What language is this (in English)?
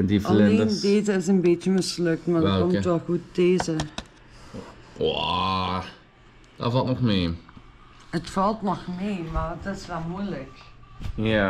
Dutch